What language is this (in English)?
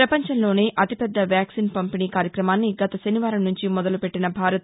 Telugu